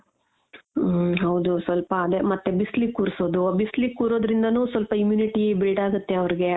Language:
Kannada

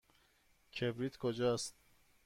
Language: Persian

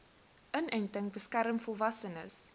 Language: Afrikaans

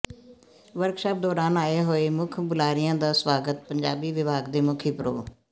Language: Punjabi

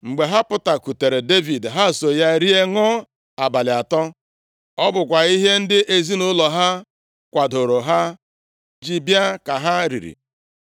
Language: Igbo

